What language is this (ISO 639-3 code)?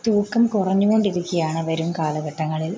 mal